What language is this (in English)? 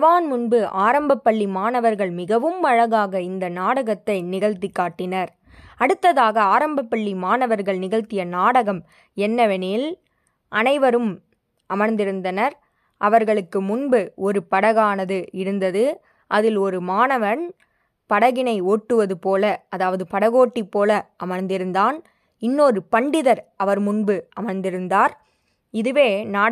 Tamil